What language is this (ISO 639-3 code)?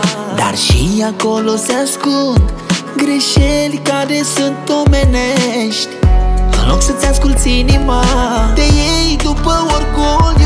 ron